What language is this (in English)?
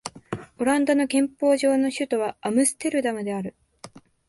Japanese